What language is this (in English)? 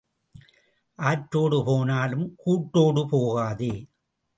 Tamil